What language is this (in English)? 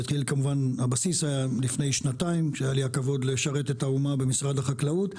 Hebrew